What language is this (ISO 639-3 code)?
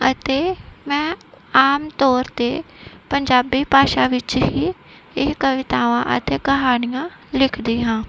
pan